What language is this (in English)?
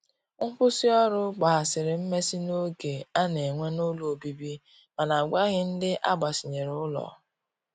Igbo